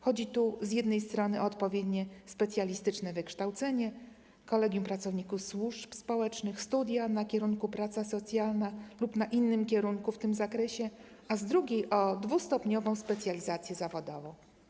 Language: Polish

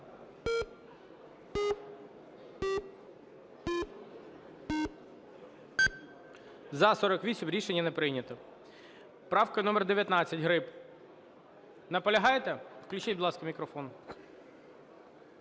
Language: Ukrainian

